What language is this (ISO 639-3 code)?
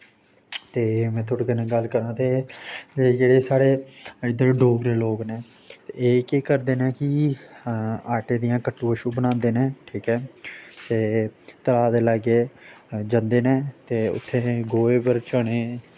doi